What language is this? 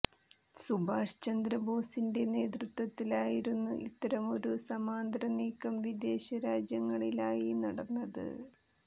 Malayalam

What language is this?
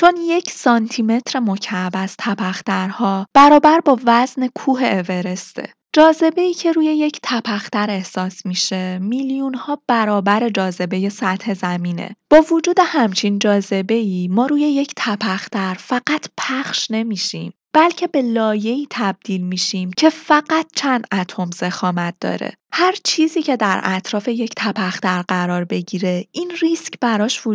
Persian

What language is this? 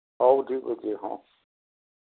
Odia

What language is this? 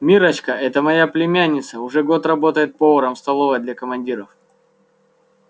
Russian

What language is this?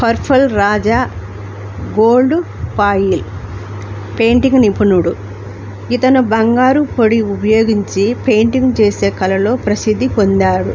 Telugu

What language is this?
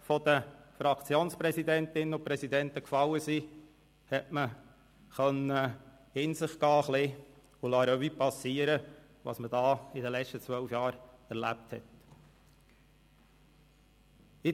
Swiss German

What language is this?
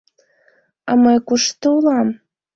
Mari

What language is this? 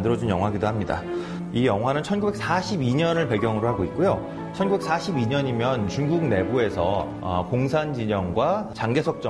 Korean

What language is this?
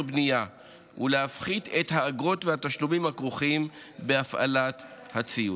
Hebrew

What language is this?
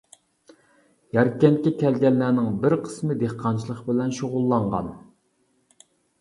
Uyghur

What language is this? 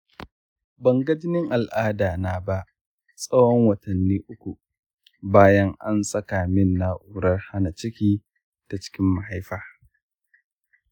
Hausa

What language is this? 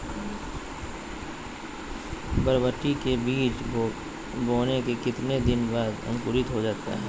Magahi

